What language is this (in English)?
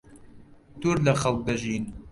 Central Kurdish